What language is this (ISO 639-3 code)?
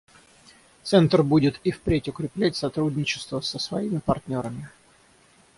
rus